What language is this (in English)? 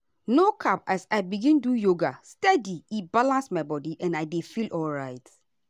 Nigerian Pidgin